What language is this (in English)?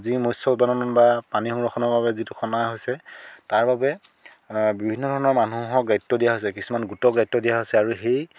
Assamese